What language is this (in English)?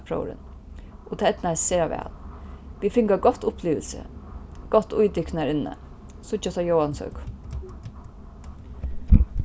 Faroese